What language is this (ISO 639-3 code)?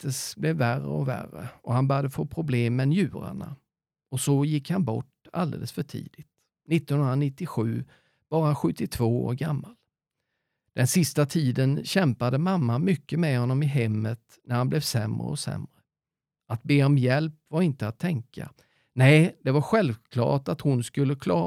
swe